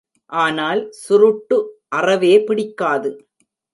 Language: Tamil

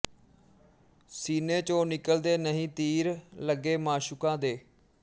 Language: Punjabi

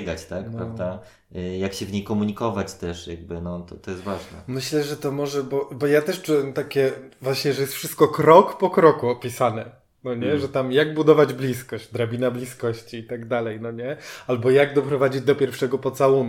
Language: Polish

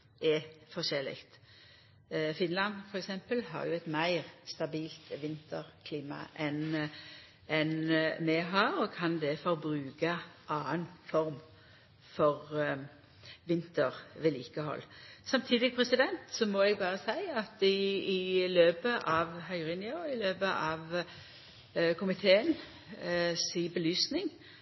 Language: Norwegian Nynorsk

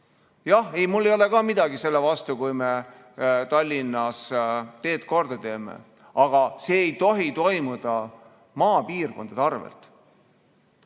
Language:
Estonian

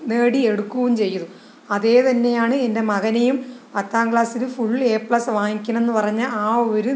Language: Malayalam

